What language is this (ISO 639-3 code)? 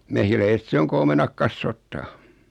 fin